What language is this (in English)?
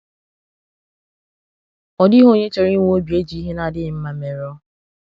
Igbo